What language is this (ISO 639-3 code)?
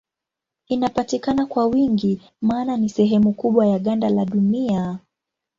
swa